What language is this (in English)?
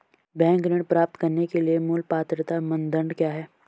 Hindi